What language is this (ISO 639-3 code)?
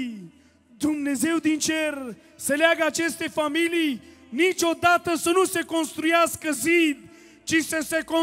ron